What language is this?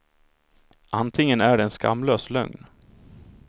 Swedish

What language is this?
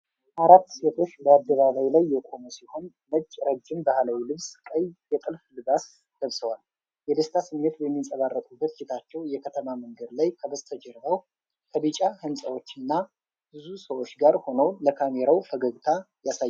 Amharic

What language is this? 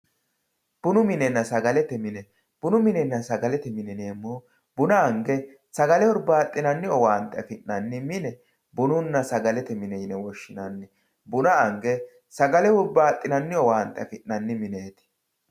Sidamo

